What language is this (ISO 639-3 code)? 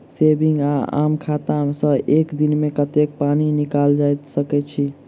mai